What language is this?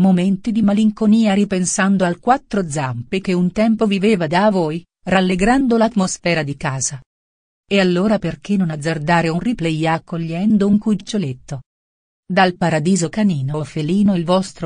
Italian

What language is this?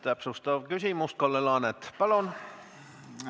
Estonian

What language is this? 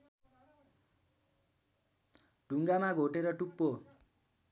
Nepali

